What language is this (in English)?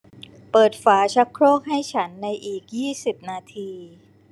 Thai